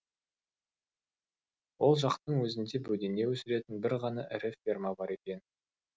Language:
Kazakh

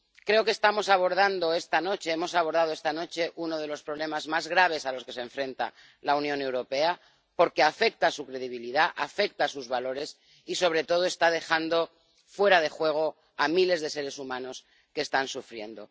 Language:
Spanish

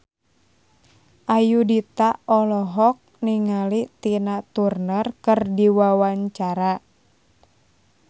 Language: Sundanese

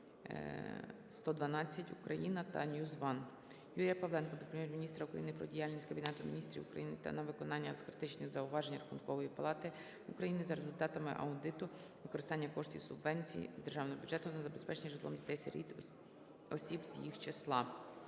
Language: Ukrainian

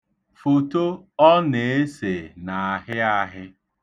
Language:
Igbo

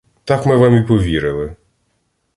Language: Ukrainian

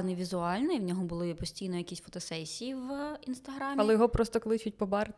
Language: Ukrainian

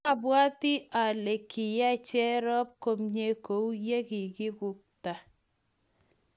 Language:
Kalenjin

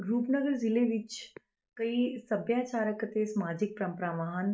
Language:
Punjabi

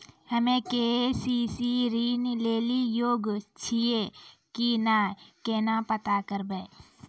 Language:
Maithili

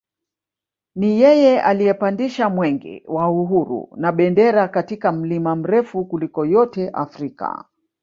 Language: Swahili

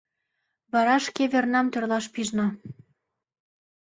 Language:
Mari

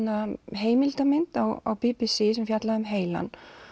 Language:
Icelandic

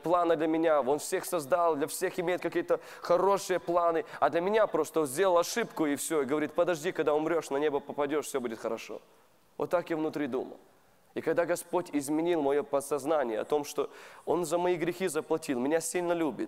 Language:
Russian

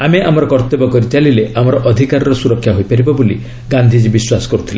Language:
Odia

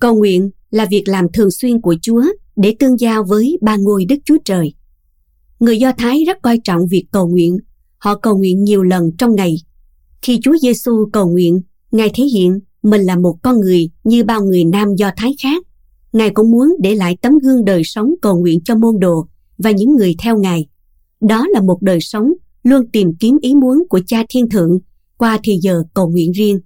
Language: Vietnamese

